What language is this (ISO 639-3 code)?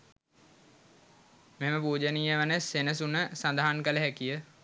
sin